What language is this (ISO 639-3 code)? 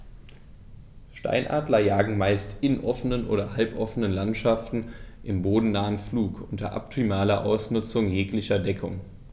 deu